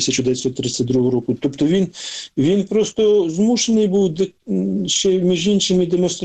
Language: Ukrainian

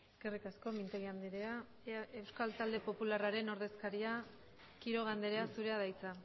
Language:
Basque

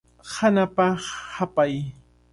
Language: Cajatambo North Lima Quechua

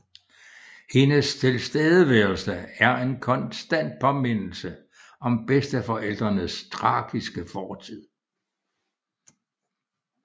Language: Danish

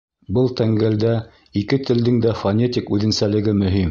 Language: Bashkir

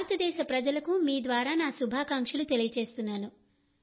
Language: Telugu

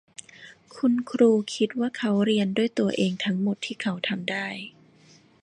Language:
Thai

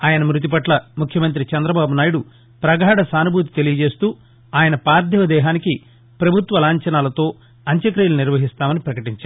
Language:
Telugu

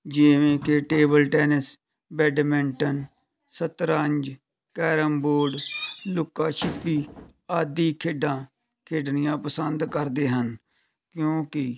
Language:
Punjabi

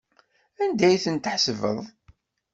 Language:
Kabyle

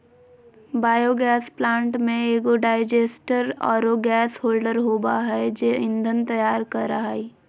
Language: Magahi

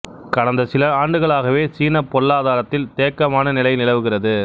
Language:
Tamil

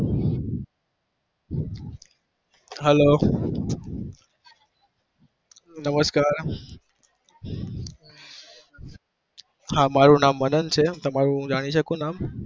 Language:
Gujarati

